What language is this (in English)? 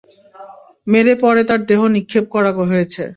Bangla